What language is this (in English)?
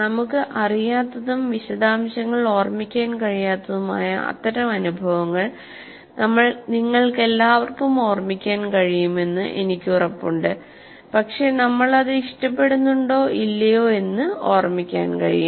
Malayalam